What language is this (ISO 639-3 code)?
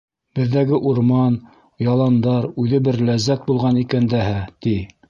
bak